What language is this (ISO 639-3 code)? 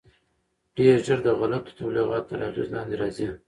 pus